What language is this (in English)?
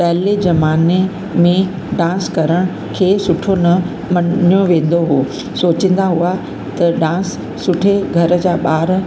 Sindhi